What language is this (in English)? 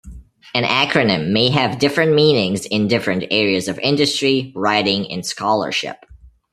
English